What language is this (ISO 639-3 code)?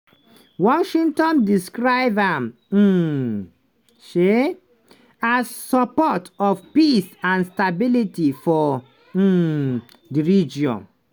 pcm